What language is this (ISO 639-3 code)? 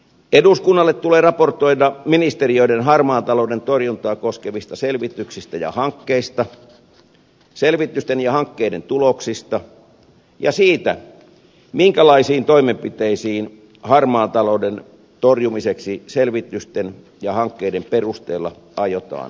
fin